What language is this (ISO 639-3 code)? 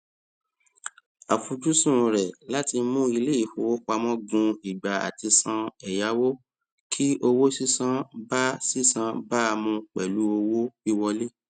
yor